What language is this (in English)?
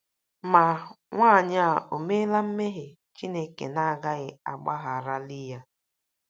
Igbo